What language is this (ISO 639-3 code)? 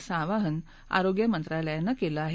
mar